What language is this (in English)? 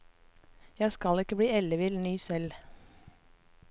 Norwegian